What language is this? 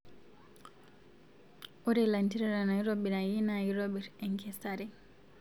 Masai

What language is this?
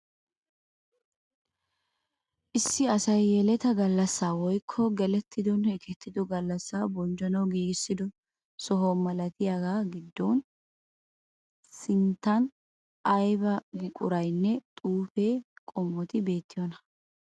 Wolaytta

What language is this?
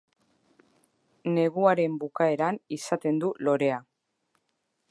Basque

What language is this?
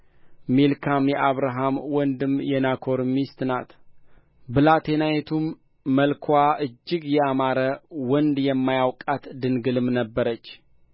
Amharic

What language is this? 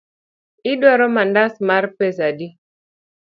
Luo (Kenya and Tanzania)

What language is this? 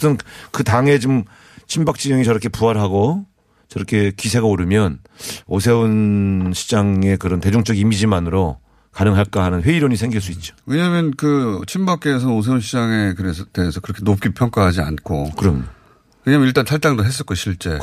Korean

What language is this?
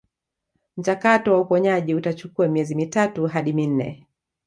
Swahili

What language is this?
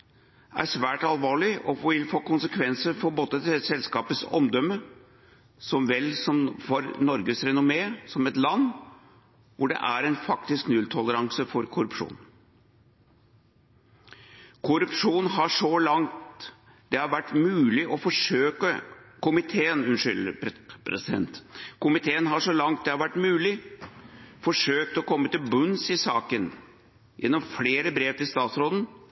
Norwegian Bokmål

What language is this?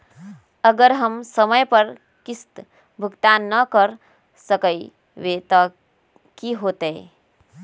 Magahi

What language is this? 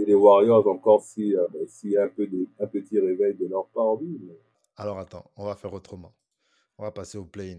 French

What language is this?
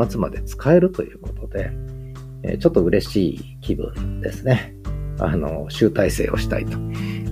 Japanese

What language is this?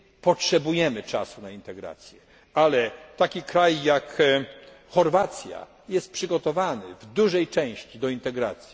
Polish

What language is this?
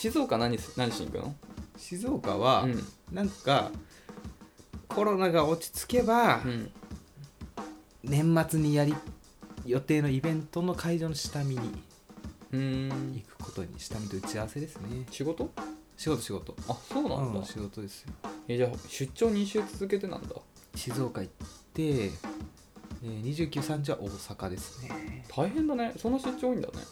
Japanese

